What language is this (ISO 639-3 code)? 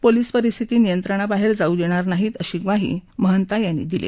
mar